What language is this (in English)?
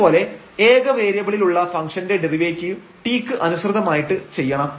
Malayalam